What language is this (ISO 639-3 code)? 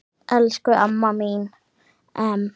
isl